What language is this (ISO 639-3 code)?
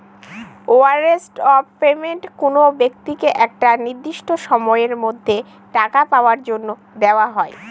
ben